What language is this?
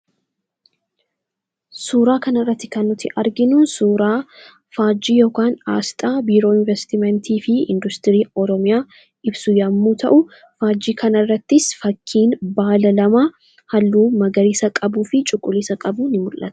Oromo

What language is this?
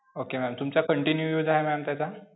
Marathi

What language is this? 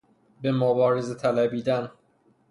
Persian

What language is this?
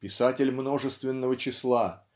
Russian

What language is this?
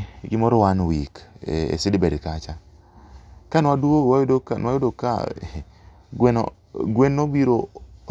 Luo (Kenya and Tanzania)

